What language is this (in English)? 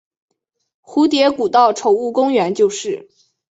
Chinese